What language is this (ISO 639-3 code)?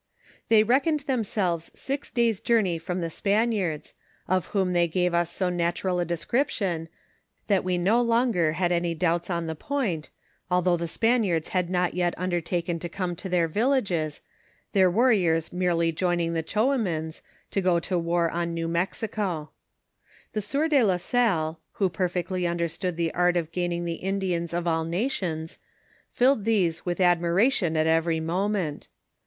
eng